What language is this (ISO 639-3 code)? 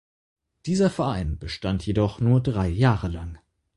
deu